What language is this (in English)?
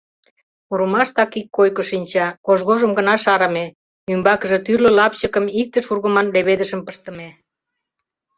Mari